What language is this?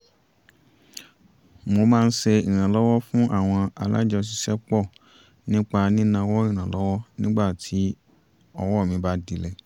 Yoruba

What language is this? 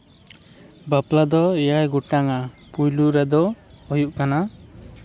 Santali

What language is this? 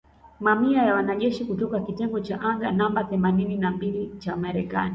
Swahili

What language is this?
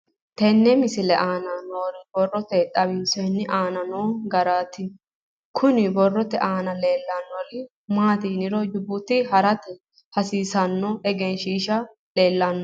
Sidamo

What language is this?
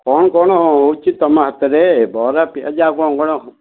Odia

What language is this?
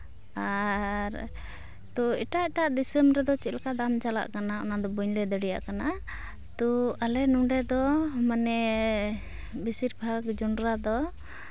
Santali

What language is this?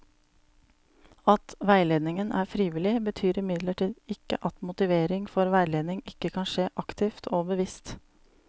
Norwegian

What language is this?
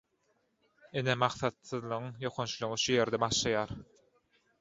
Turkmen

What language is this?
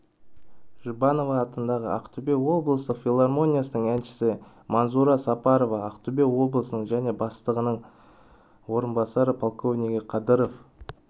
Kazakh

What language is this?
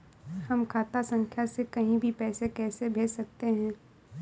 Hindi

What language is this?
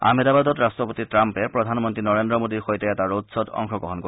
Assamese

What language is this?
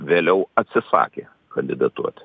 Lithuanian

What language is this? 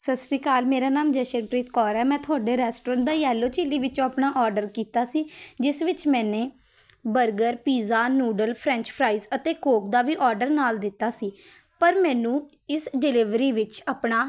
Punjabi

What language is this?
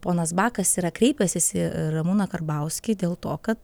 Lithuanian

